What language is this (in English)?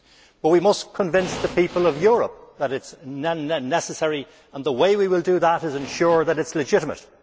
English